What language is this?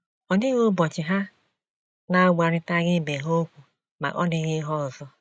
Igbo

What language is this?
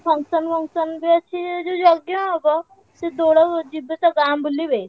Odia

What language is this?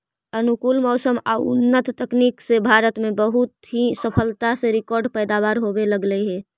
Magahi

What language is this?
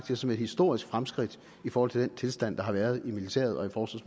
Danish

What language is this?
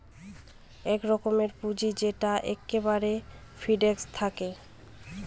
Bangla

